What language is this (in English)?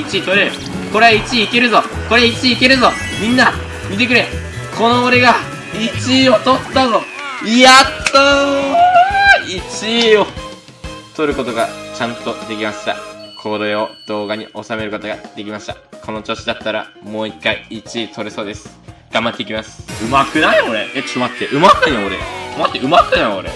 Japanese